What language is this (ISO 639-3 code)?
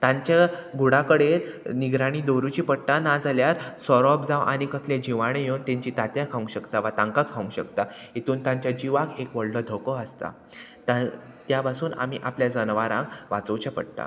kok